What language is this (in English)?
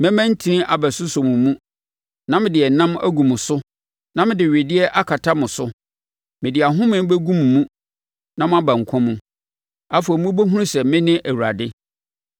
Akan